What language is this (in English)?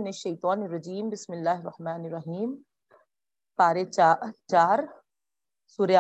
Urdu